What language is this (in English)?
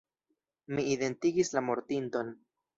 Esperanto